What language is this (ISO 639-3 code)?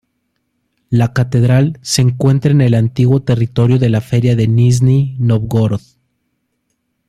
spa